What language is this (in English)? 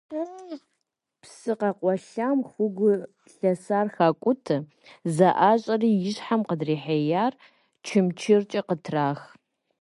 Kabardian